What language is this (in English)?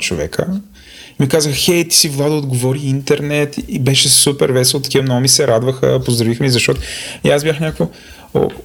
Bulgarian